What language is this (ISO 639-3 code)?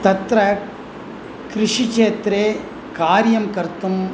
san